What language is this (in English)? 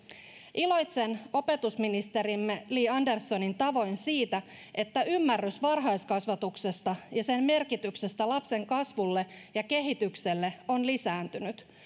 Finnish